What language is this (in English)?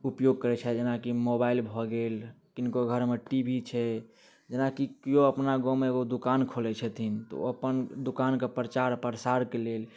Maithili